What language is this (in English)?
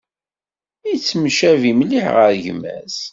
Kabyle